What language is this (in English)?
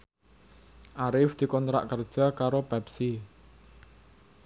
Javanese